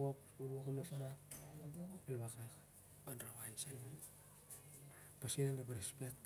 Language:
Siar-Lak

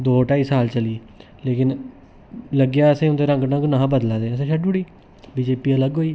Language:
Dogri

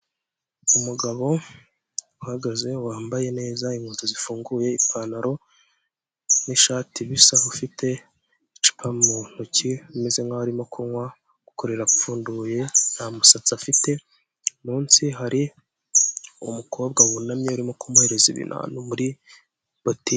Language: Kinyarwanda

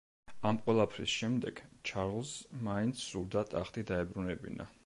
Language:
Georgian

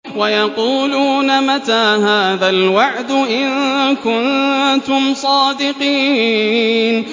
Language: Arabic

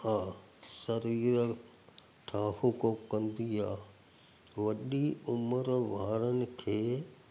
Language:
Sindhi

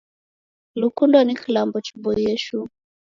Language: Taita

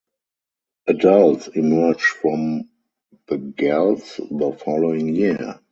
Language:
English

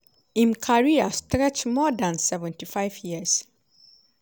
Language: Nigerian Pidgin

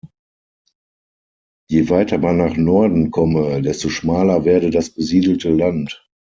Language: German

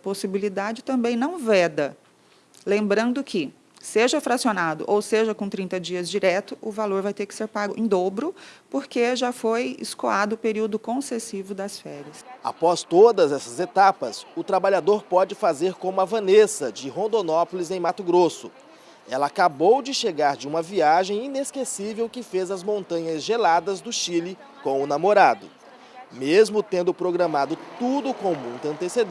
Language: Portuguese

